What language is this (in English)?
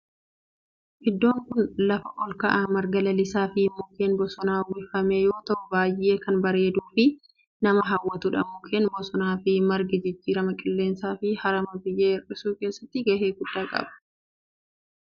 Oromo